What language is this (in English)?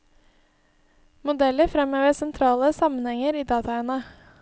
Norwegian